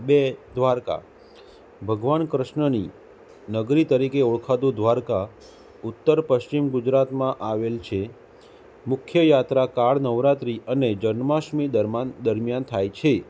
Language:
Gujarati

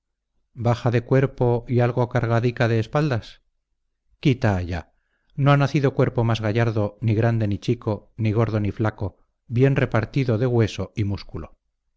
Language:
Spanish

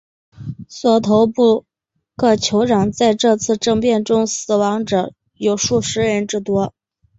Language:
Chinese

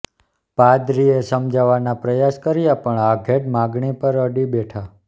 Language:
Gujarati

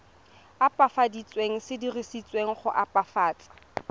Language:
Tswana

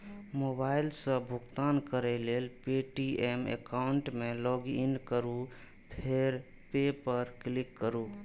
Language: Maithili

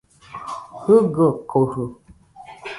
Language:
Nüpode Huitoto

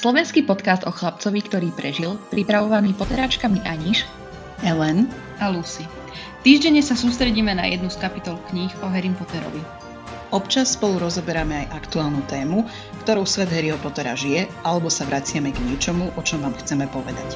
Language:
Slovak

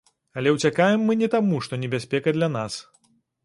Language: Belarusian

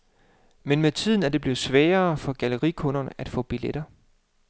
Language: Danish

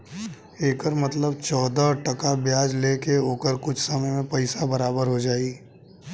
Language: Bhojpuri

